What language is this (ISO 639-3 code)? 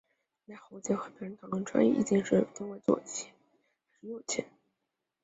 zho